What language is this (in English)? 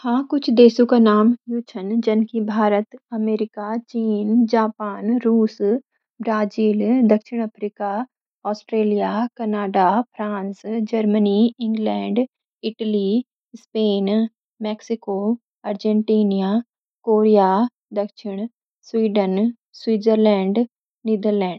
Garhwali